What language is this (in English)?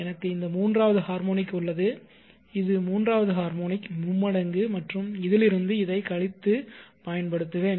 Tamil